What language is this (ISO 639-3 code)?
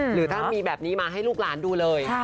tha